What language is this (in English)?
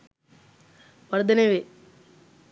Sinhala